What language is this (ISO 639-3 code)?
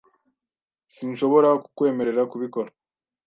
kin